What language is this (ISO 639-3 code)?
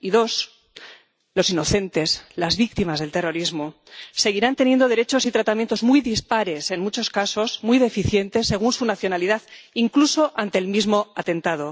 spa